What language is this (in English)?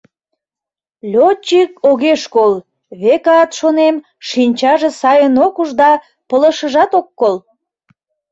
Mari